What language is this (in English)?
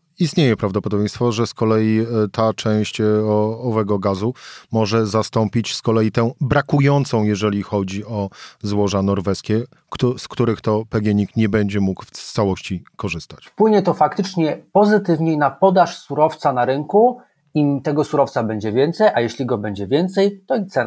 Polish